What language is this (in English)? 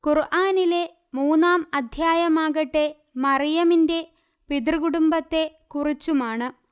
Malayalam